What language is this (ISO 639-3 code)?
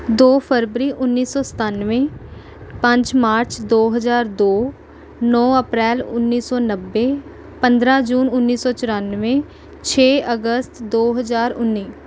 pan